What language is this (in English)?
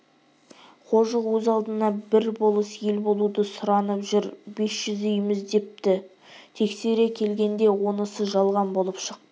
Kazakh